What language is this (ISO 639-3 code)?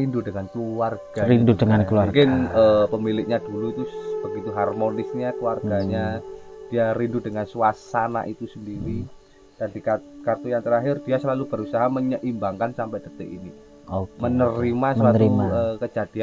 ind